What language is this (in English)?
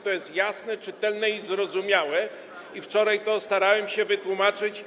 Polish